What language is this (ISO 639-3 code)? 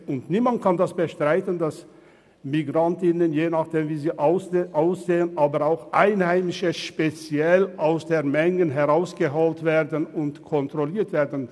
gsw